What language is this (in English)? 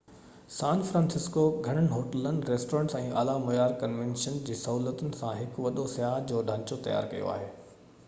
Sindhi